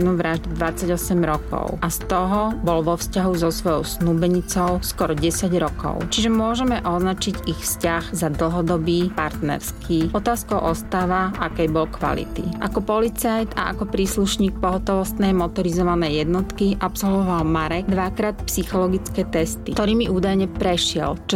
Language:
Slovak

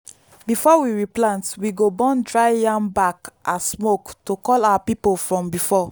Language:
Nigerian Pidgin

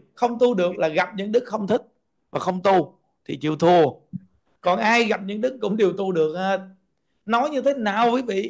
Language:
Vietnamese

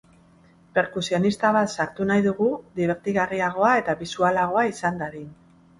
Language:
Basque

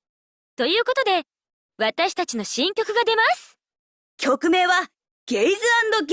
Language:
Japanese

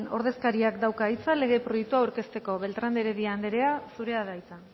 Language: Basque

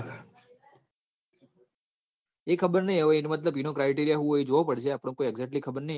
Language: Gujarati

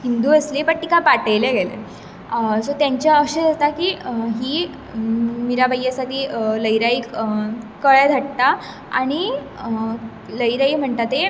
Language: Konkani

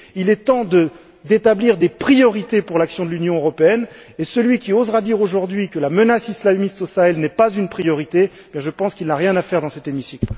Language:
French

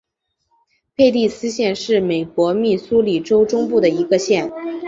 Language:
Chinese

